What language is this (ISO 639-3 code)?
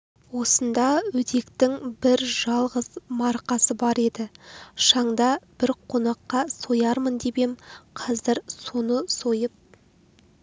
kaz